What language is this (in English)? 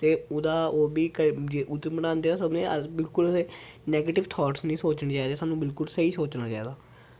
Dogri